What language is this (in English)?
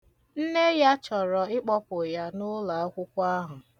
Igbo